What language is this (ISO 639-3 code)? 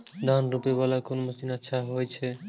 mai